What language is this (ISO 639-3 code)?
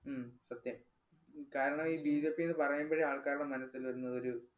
mal